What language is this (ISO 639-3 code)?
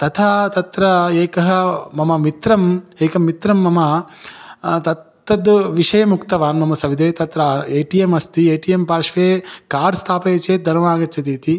san